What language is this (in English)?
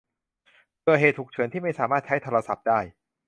Thai